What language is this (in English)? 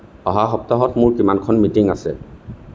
Assamese